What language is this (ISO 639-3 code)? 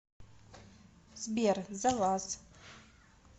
rus